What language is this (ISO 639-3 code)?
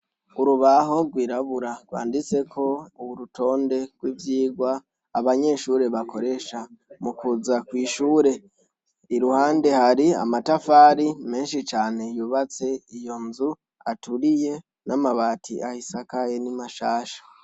run